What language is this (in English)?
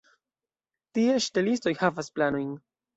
Esperanto